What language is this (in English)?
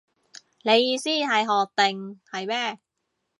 Cantonese